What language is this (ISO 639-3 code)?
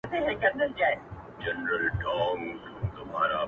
pus